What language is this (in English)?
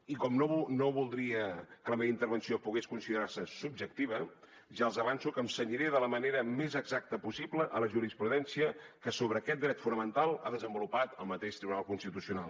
Catalan